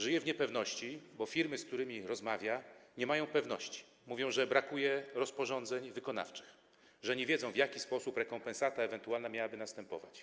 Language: Polish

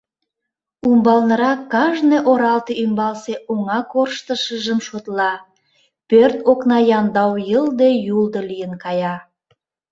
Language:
Mari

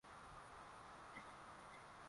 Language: Swahili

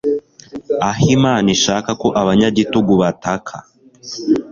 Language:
Kinyarwanda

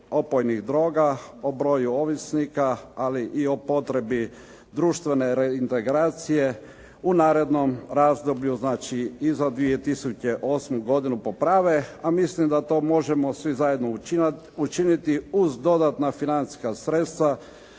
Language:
Croatian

